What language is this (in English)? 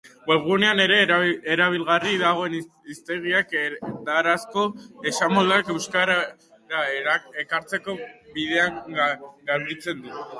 Basque